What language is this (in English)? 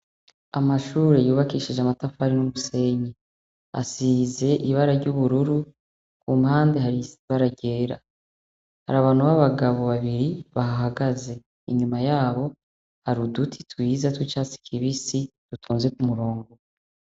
Rundi